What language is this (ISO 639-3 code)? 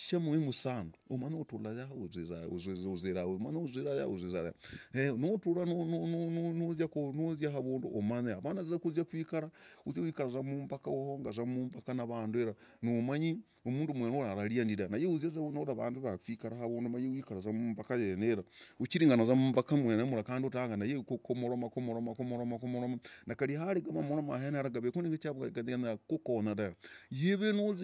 rag